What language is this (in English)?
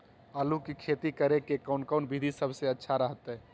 Magahi